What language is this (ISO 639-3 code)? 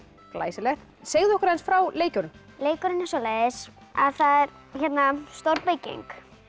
isl